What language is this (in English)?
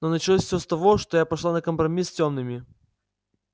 Russian